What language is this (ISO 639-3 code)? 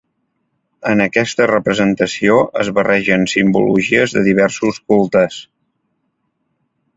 cat